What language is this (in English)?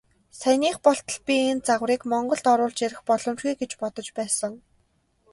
Mongolian